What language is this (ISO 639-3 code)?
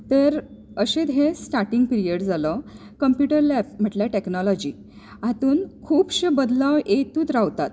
kok